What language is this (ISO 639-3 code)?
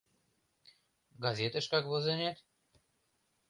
chm